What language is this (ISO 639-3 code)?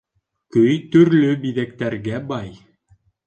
bak